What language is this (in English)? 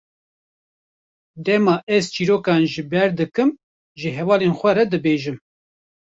Kurdish